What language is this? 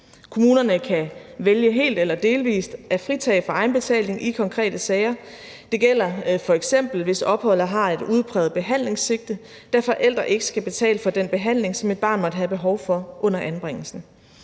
Danish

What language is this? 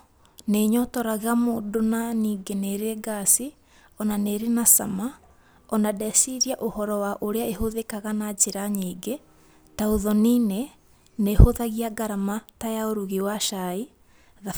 Kikuyu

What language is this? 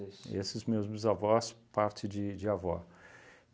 Portuguese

